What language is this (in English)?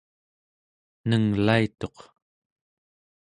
Central Yupik